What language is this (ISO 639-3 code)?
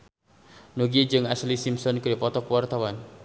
sun